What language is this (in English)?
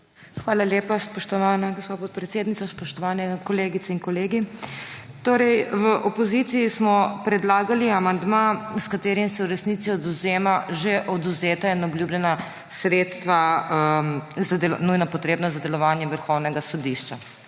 Slovenian